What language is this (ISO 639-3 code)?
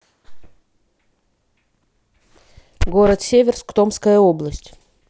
rus